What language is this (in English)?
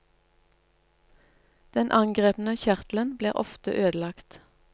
Norwegian